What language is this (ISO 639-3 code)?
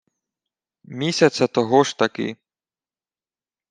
ukr